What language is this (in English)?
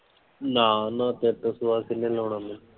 Punjabi